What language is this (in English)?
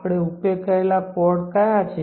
Gujarati